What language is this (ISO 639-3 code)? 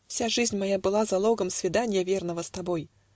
rus